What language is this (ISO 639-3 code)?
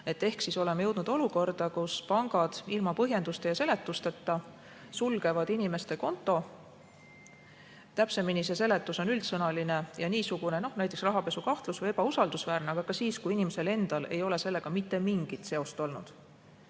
est